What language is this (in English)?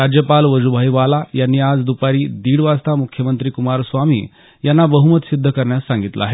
Marathi